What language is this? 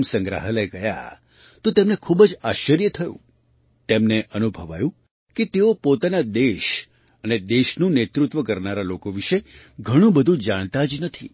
Gujarati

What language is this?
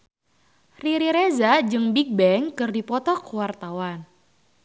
Sundanese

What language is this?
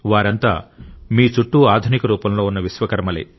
Telugu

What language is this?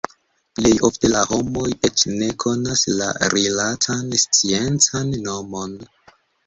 Esperanto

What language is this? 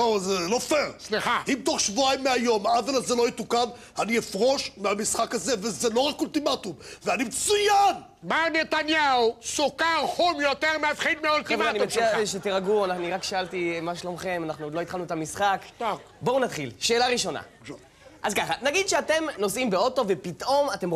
Hebrew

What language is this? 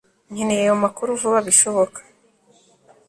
Kinyarwanda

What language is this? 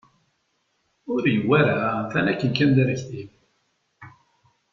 Kabyle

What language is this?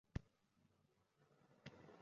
Uzbek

